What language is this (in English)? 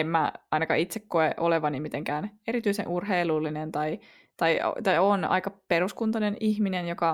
Finnish